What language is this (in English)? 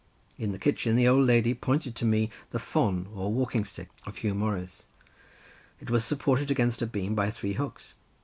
English